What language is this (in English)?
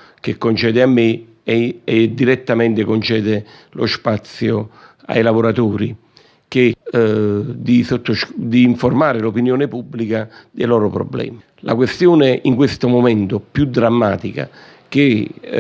Italian